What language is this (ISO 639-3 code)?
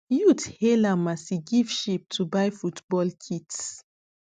pcm